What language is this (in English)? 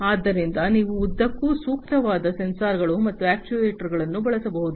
Kannada